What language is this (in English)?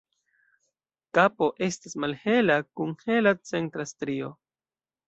Esperanto